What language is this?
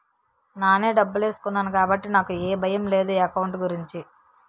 Telugu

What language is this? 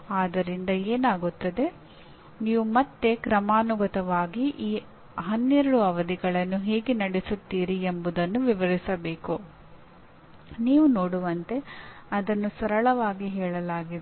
Kannada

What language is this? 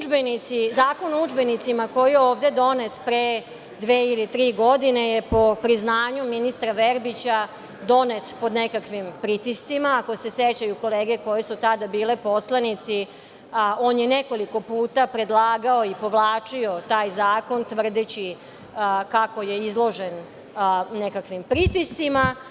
Serbian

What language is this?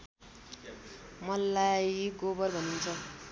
Nepali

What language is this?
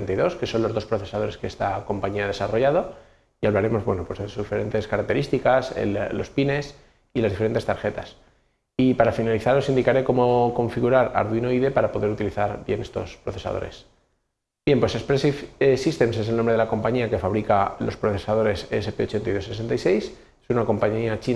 Spanish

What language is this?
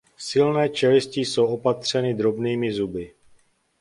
Czech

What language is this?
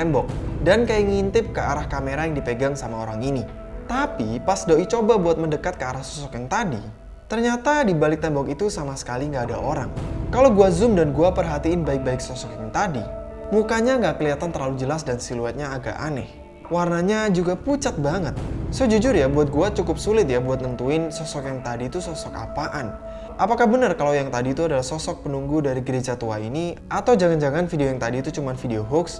Indonesian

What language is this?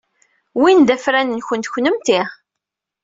Kabyle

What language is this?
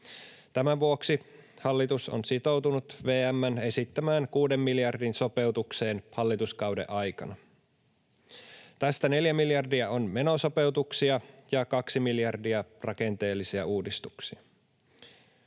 Finnish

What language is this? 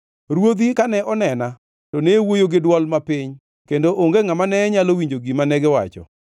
Luo (Kenya and Tanzania)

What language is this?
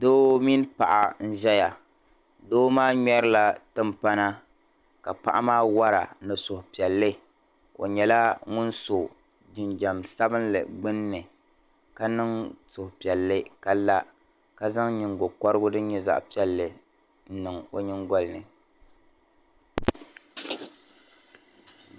Dagbani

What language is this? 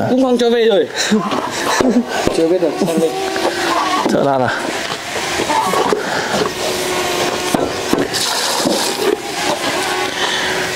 Vietnamese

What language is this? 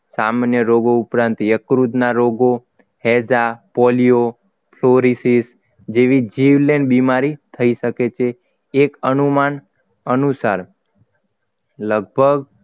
Gujarati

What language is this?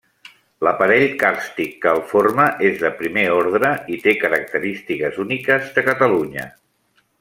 Catalan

